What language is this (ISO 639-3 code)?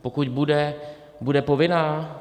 ces